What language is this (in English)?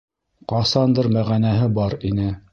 Bashkir